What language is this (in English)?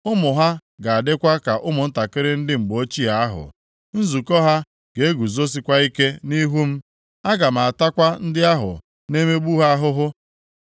Igbo